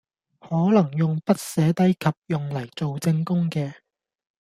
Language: Cantonese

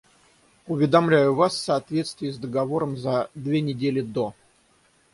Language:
Russian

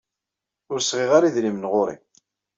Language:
Kabyle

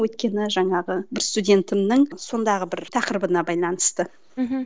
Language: Kazakh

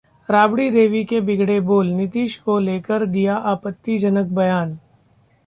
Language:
Hindi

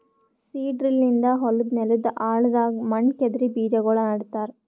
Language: Kannada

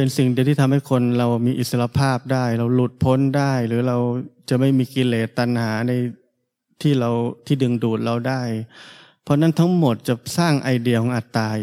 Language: Thai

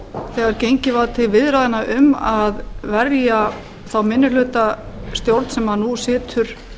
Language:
Icelandic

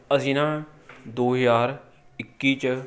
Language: Punjabi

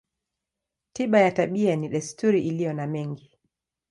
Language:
Swahili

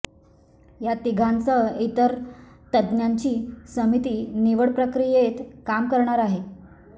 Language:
Marathi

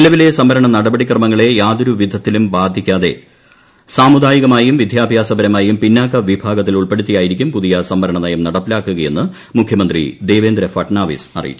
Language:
Malayalam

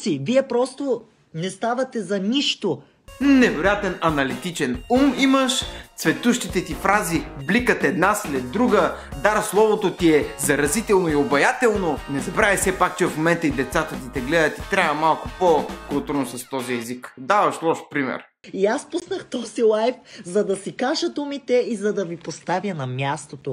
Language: Romanian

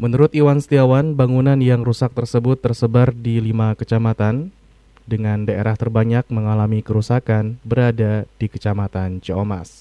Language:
Indonesian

